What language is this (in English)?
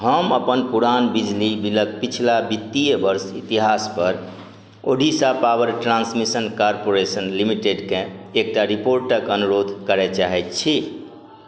Maithili